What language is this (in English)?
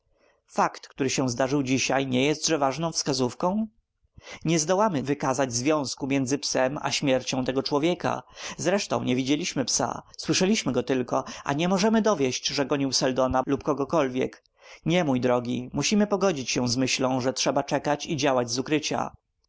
Polish